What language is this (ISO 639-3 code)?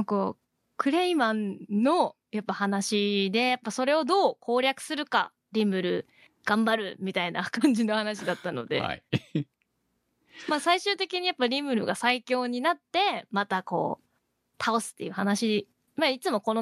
jpn